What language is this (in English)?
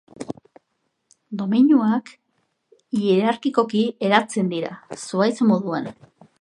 Basque